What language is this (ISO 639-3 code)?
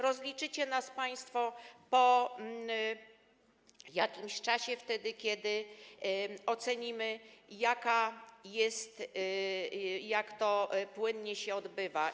pol